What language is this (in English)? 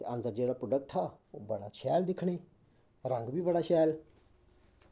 Dogri